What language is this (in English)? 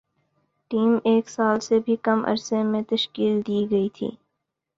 Urdu